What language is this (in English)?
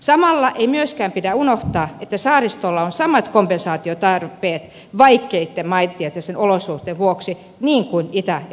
Finnish